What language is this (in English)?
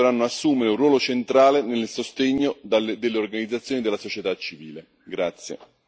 Italian